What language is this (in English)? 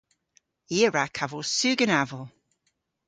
Cornish